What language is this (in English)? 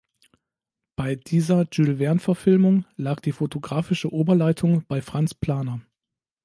German